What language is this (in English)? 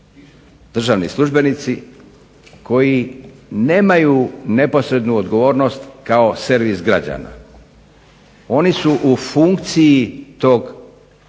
Croatian